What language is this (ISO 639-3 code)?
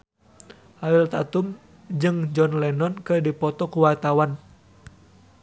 sun